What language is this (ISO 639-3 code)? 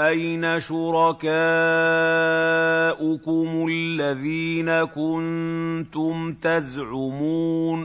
ara